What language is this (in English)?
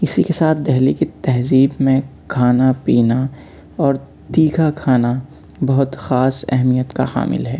Urdu